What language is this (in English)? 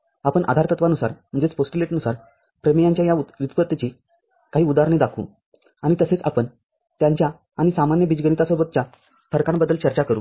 Marathi